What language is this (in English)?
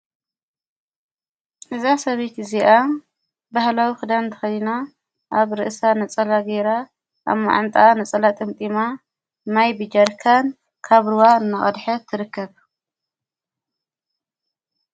Tigrinya